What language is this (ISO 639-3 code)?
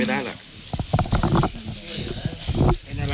tha